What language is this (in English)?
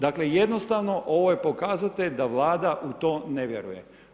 Croatian